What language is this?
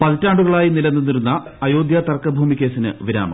Malayalam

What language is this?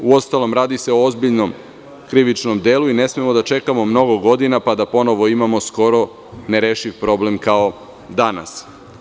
Serbian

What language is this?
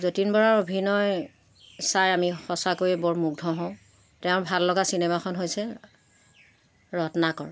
Assamese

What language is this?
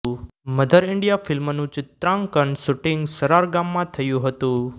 Gujarati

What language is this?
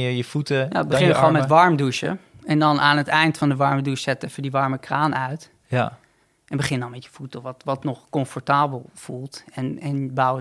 Dutch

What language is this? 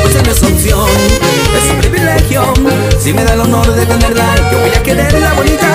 Spanish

